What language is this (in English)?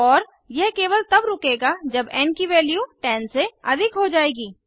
Hindi